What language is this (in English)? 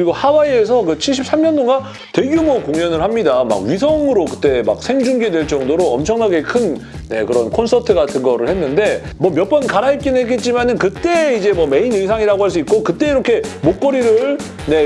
Korean